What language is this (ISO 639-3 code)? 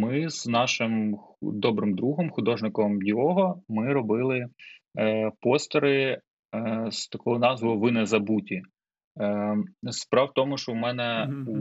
ukr